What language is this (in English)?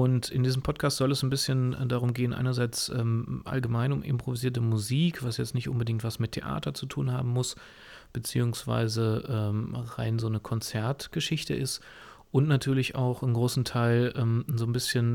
German